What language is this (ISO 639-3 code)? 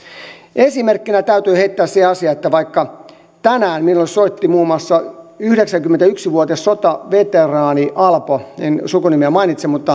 fin